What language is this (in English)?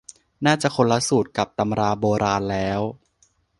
Thai